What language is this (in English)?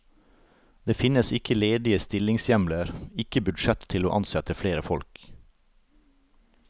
Norwegian